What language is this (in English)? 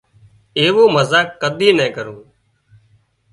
Wadiyara Koli